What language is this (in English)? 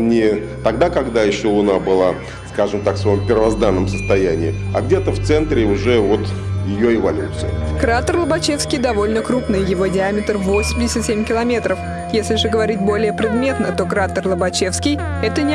Russian